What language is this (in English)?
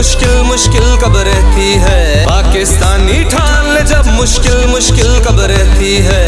Urdu